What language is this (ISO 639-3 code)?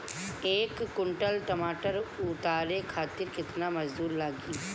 bho